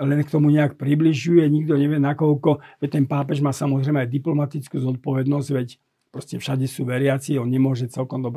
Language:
Slovak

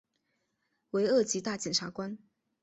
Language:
Chinese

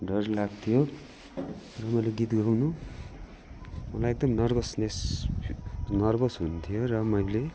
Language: Nepali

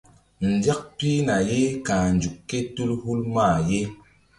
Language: Mbum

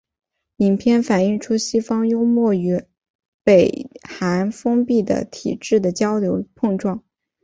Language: Chinese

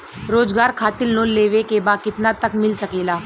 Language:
Bhojpuri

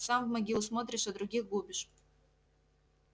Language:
Russian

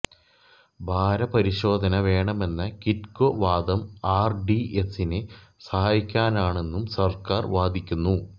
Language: Malayalam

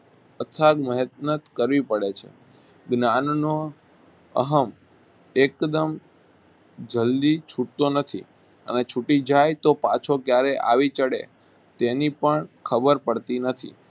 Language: Gujarati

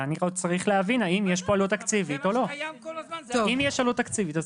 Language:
Hebrew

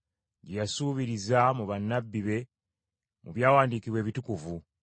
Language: Ganda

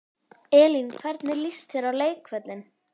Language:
Icelandic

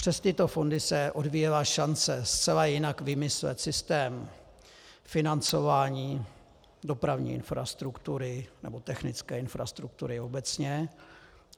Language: Czech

